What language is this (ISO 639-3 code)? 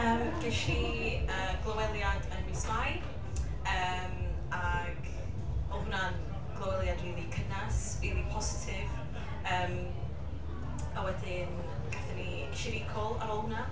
cym